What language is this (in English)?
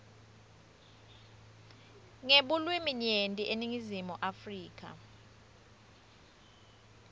Swati